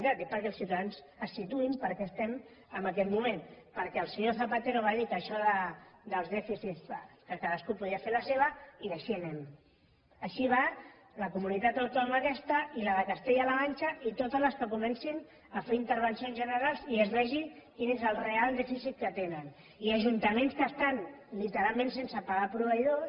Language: Catalan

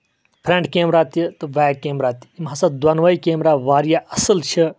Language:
Kashmiri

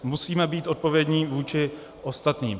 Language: Czech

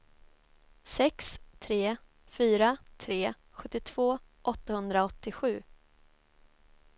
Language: Swedish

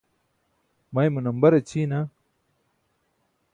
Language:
Burushaski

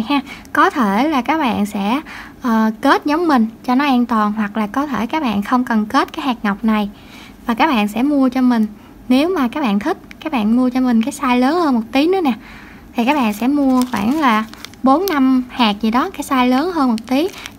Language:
Vietnamese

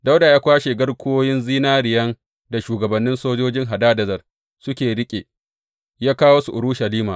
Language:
Hausa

